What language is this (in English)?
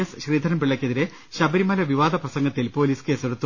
Malayalam